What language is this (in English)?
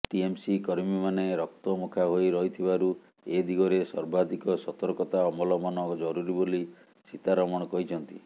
Odia